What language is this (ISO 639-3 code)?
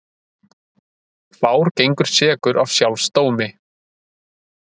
isl